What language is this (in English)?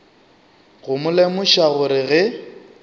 Northern Sotho